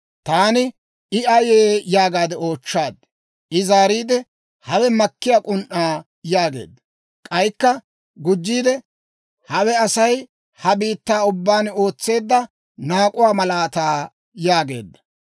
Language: Dawro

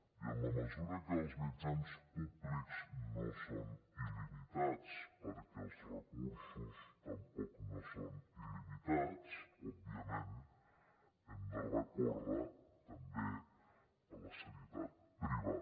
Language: Catalan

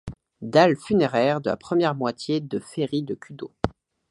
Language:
French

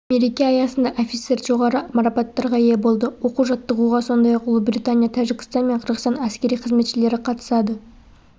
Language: Kazakh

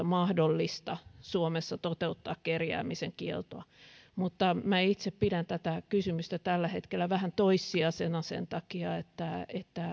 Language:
Finnish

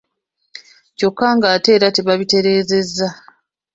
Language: Ganda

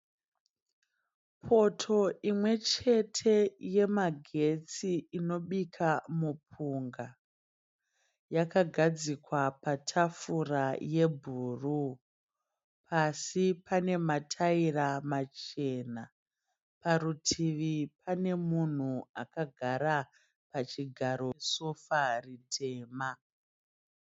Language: Shona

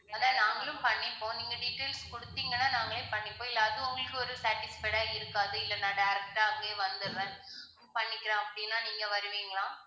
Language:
Tamil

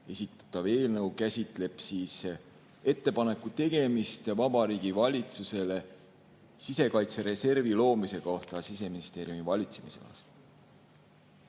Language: Estonian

